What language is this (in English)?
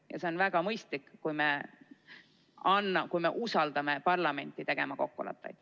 Estonian